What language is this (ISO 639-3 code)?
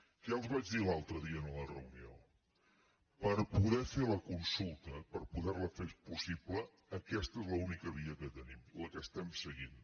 cat